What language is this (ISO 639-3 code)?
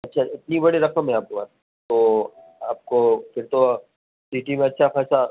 urd